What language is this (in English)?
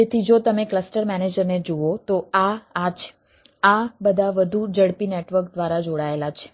Gujarati